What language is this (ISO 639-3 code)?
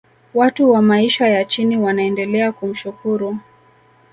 swa